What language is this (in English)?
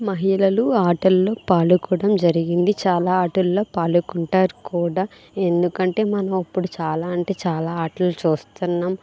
Telugu